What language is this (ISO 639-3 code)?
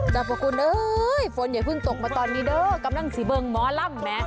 tha